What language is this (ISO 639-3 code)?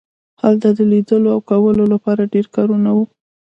pus